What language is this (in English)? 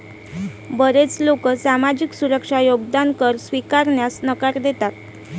Marathi